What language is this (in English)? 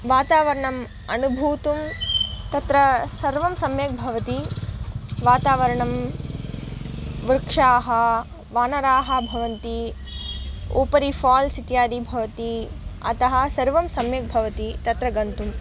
Sanskrit